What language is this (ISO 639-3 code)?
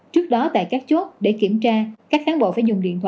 vie